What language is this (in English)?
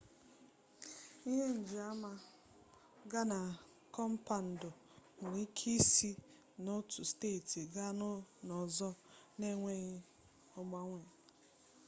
Igbo